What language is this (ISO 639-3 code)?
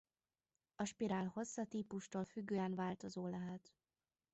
hun